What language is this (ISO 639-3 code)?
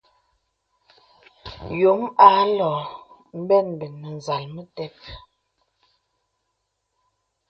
beb